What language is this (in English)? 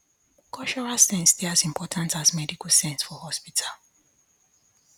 Nigerian Pidgin